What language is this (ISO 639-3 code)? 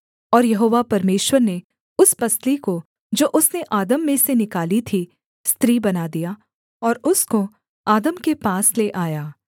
hin